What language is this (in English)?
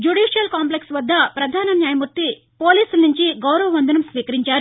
Telugu